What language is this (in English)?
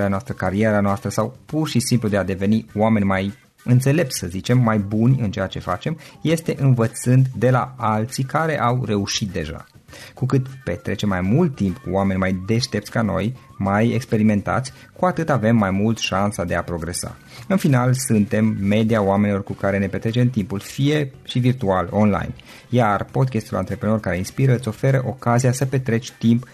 Romanian